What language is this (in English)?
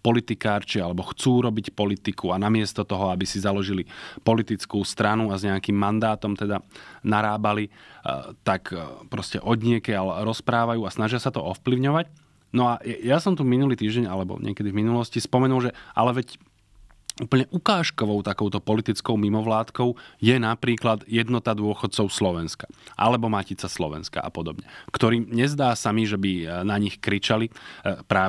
Slovak